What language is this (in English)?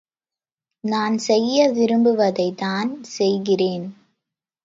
Tamil